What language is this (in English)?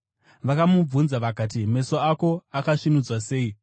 Shona